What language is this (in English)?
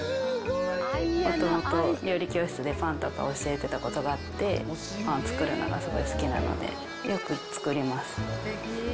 Japanese